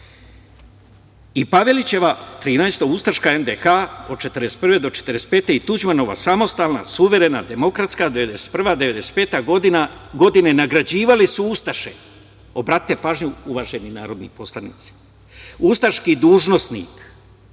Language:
Serbian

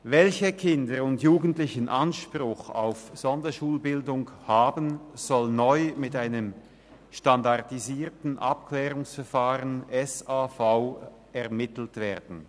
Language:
Swiss German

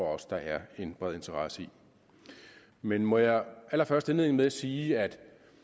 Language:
Danish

